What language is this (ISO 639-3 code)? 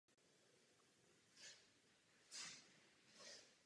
ces